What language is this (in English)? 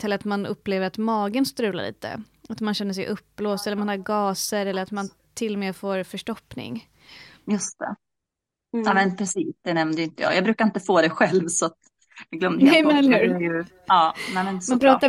Swedish